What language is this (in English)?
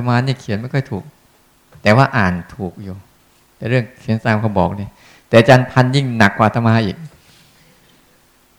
Thai